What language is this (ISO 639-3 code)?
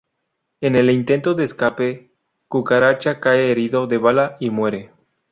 spa